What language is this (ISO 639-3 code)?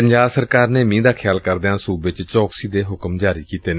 pan